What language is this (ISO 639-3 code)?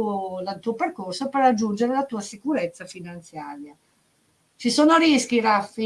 ita